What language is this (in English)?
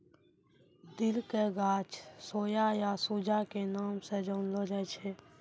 Maithili